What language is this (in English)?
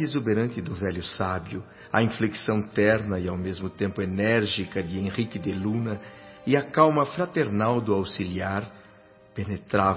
Portuguese